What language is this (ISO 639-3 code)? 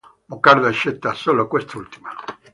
ita